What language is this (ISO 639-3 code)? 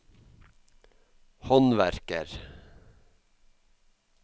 nor